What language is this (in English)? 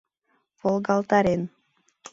Mari